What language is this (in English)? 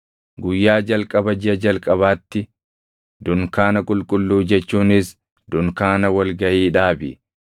Oromo